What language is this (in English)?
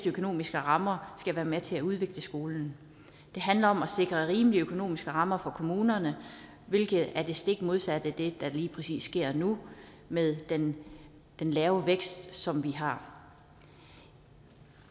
Danish